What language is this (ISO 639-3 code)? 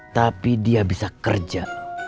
ind